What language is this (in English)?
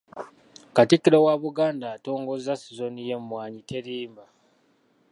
Ganda